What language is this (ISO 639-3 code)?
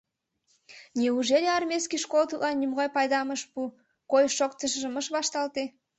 chm